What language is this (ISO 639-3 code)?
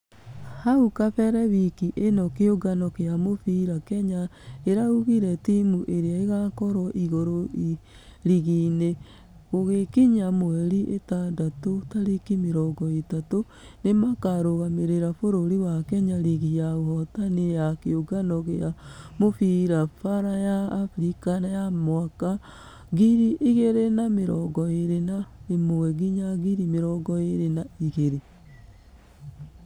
kik